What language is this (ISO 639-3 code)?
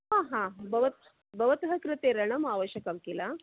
san